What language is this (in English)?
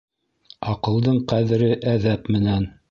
Bashkir